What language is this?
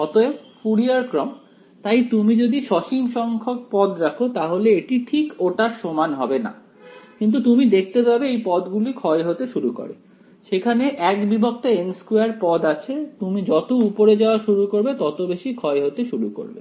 Bangla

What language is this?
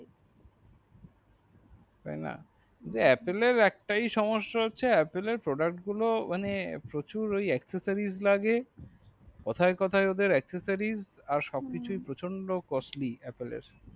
Bangla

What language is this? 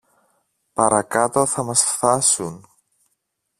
Greek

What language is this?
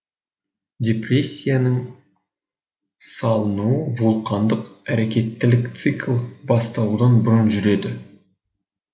Kazakh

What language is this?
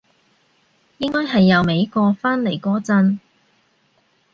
Cantonese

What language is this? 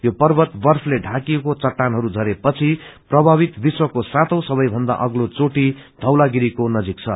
Nepali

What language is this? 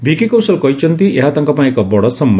Odia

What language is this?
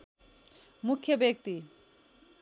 Nepali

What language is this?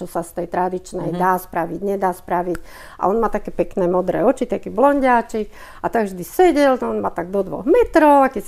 Slovak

